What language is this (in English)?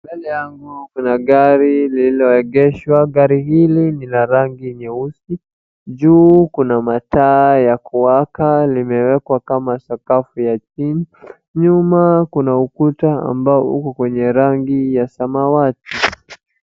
Swahili